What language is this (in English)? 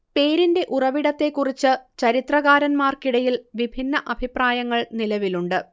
Malayalam